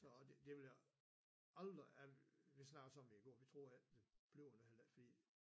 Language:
Danish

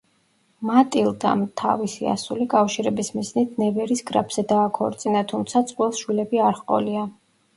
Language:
Georgian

